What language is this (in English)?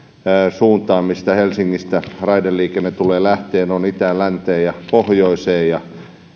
Finnish